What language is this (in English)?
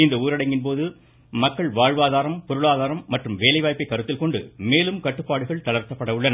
Tamil